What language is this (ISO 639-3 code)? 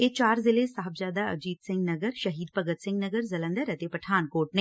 pan